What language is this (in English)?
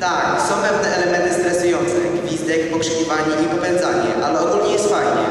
Polish